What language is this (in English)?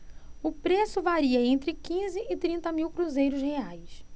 Portuguese